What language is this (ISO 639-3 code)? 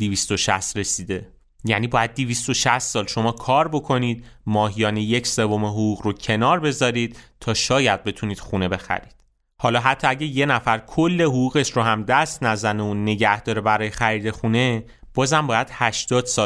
fas